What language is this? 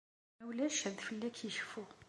Kabyle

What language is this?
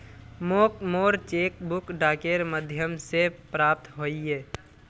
Magahi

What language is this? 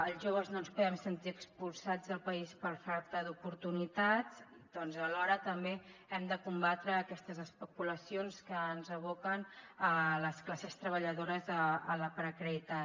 Catalan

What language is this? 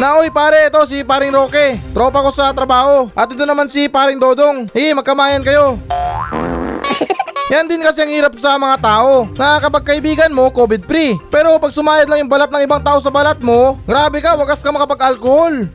Filipino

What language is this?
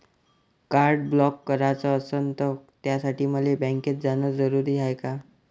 Marathi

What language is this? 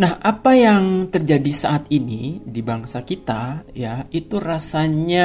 Indonesian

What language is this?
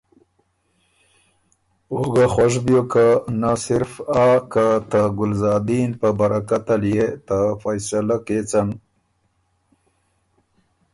Ormuri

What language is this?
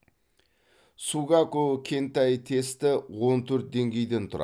Kazakh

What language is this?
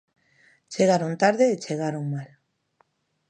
Galician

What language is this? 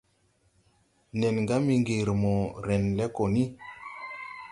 Tupuri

